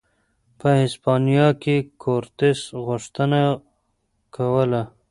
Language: Pashto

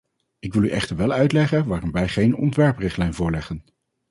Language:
Dutch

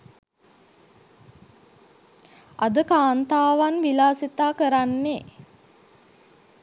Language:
Sinhala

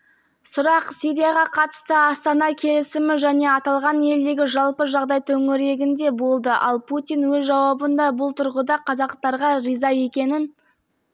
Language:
Kazakh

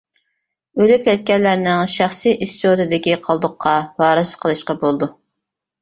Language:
Uyghur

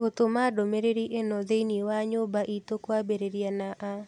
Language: Kikuyu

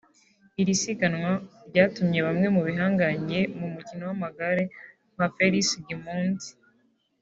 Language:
Kinyarwanda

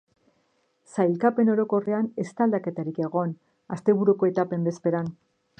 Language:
Basque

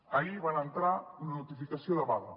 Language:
Catalan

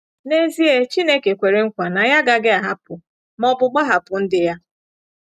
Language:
Igbo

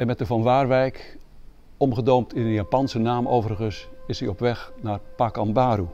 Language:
Dutch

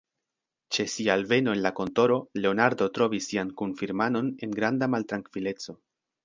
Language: Esperanto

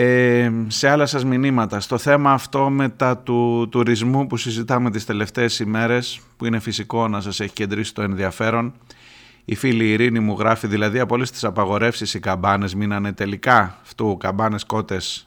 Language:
Greek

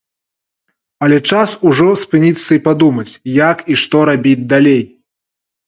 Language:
Belarusian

